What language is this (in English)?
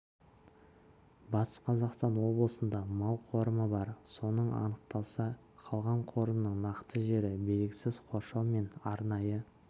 Kazakh